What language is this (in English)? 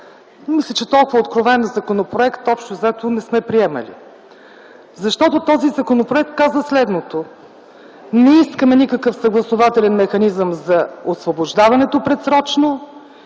Bulgarian